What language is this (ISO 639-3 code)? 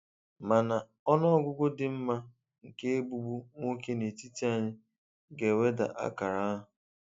ibo